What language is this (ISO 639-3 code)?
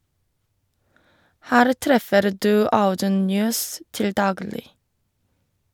nor